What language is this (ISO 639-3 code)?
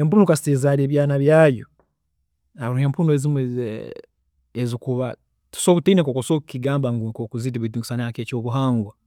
ttj